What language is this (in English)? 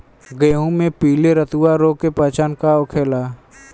Bhojpuri